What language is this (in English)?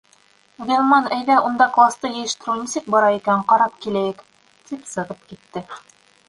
Bashkir